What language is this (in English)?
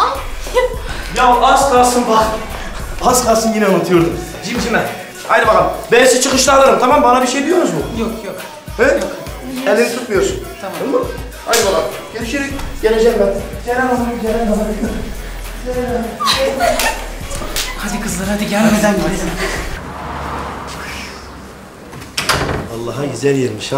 Turkish